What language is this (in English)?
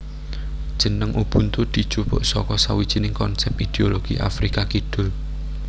Javanese